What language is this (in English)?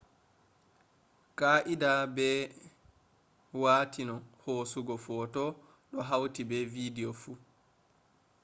Fula